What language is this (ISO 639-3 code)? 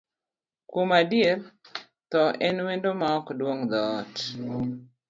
luo